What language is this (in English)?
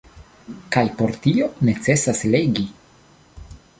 Esperanto